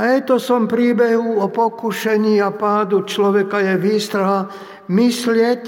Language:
Slovak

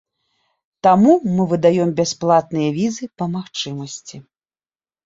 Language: Belarusian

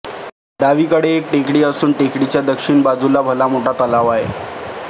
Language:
Marathi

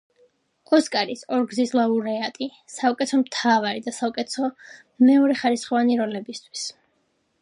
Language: Georgian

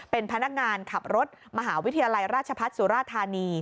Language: Thai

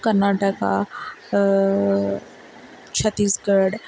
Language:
Urdu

